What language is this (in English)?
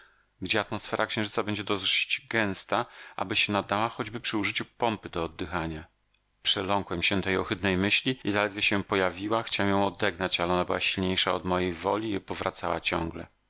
Polish